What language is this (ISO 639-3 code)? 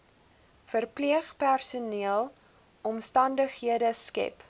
afr